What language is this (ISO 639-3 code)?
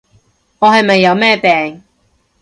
yue